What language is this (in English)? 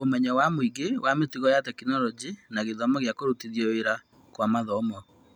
Kikuyu